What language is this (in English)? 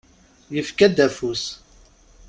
Kabyle